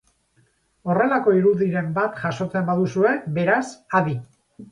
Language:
Basque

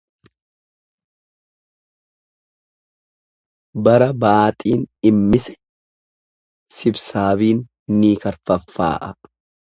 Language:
Oromo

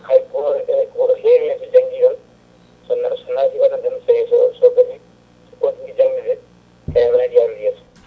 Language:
Fula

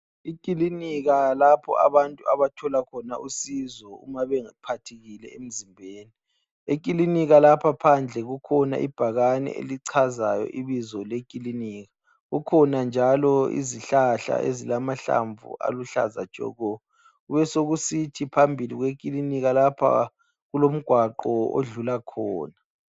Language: North Ndebele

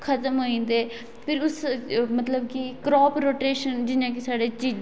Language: Dogri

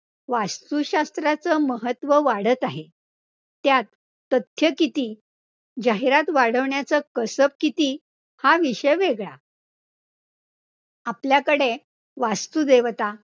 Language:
Marathi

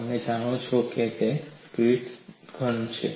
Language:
Gujarati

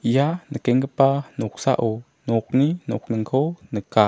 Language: Garo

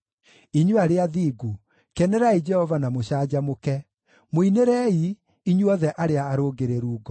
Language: Kikuyu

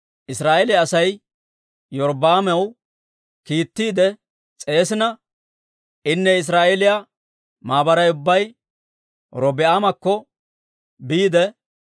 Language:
Dawro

